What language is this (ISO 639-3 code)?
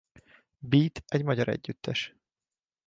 hun